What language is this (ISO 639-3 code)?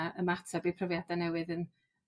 cym